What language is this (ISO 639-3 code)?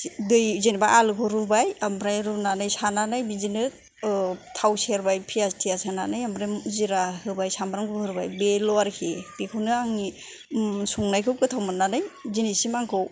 brx